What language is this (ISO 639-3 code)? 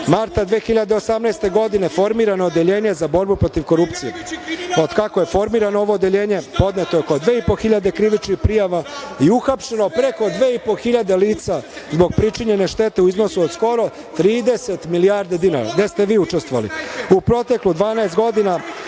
srp